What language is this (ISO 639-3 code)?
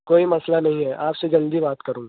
urd